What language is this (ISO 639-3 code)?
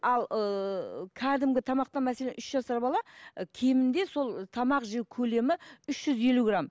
kaz